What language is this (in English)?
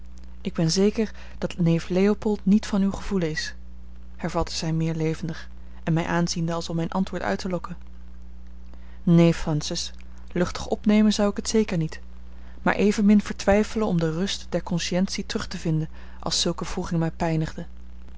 Dutch